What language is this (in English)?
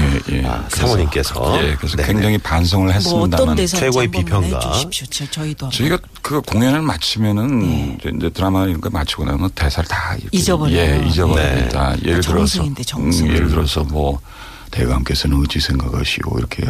Korean